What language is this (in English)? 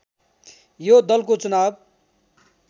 Nepali